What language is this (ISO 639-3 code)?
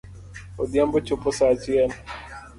luo